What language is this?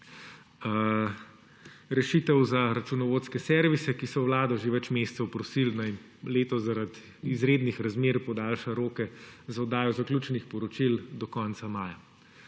Slovenian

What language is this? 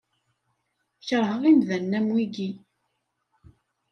Kabyle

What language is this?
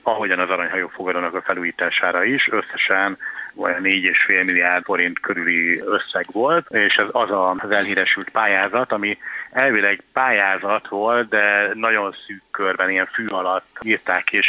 Hungarian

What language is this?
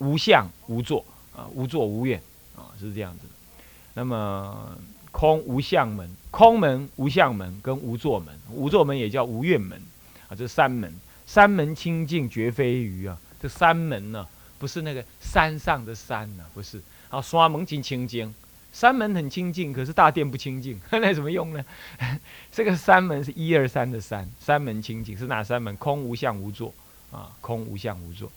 Chinese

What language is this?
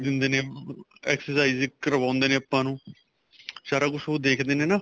Punjabi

